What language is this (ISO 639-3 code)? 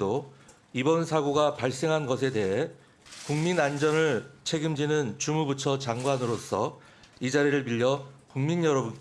kor